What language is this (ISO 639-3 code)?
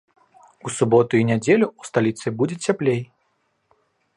bel